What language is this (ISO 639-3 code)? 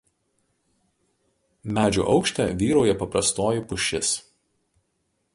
lit